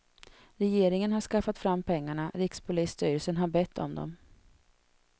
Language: Swedish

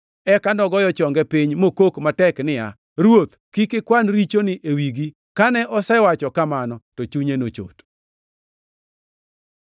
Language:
Luo (Kenya and Tanzania)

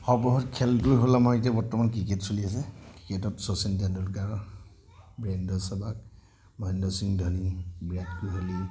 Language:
Assamese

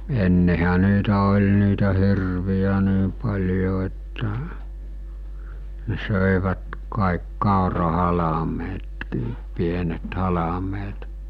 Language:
Finnish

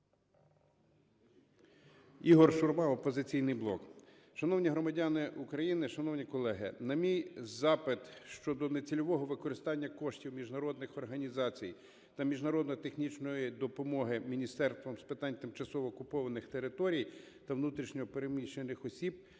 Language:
Ukrainian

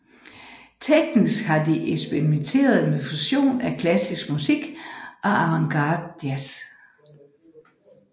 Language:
Danish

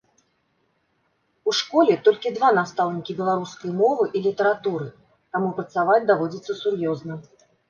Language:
Belarusian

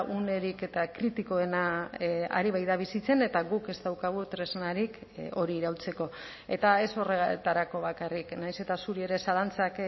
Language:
Basque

